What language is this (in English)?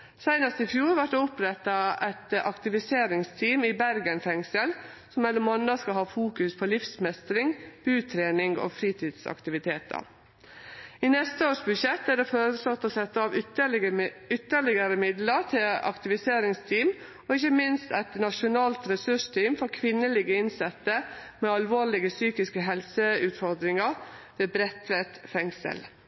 Norwegian Nynorsk